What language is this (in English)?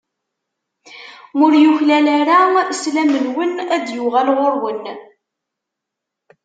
Kabyle